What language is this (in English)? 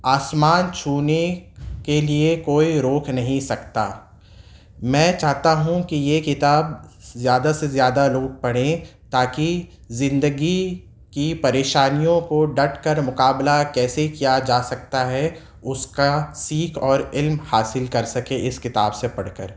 Urdu